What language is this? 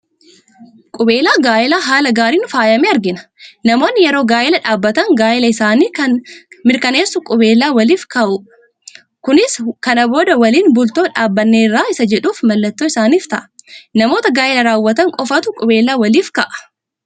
Oromo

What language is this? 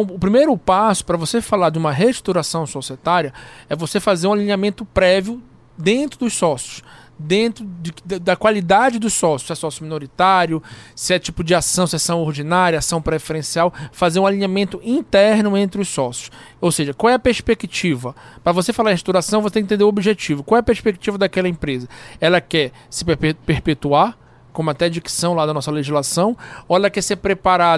Portuguese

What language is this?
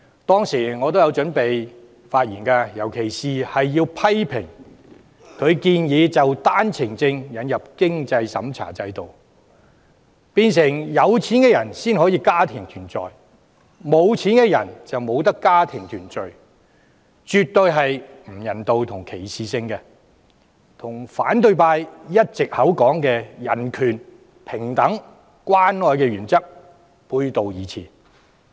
Cantonese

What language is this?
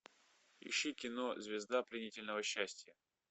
Russian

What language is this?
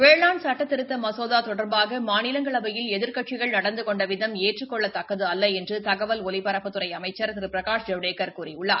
Tamil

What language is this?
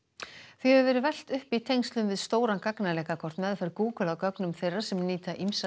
Icelandic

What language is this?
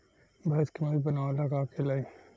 Bhojpuri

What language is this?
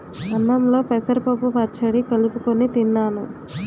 Telugu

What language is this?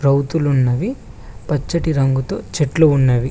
Telugu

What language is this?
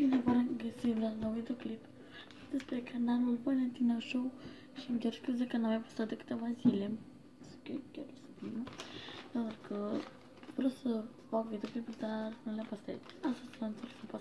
Romanian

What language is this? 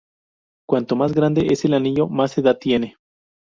Spanish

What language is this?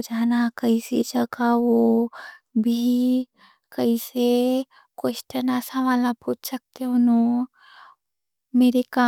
Deccan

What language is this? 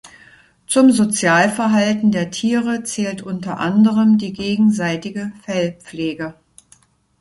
German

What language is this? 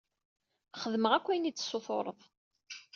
Kabyle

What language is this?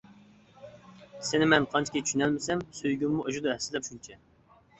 Uyghur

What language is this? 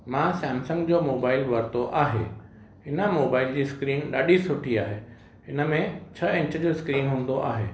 Sindhi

